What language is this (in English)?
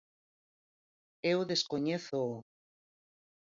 Galician